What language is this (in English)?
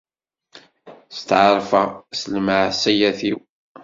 Kabyle